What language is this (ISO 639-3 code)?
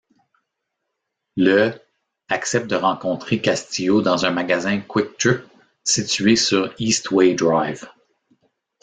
fra